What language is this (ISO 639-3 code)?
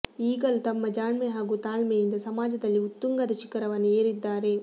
kan